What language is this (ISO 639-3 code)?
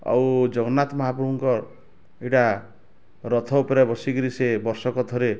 ori